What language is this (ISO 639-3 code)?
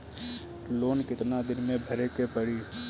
bho